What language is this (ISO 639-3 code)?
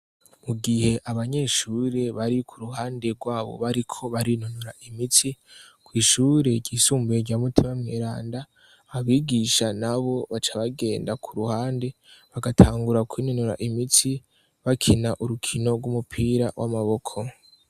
run